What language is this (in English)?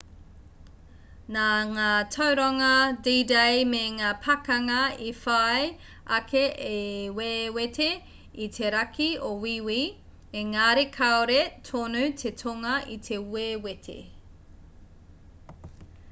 Māori